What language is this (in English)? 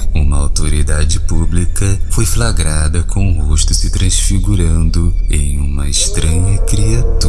Portuguese